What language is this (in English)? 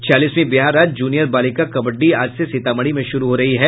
Hindi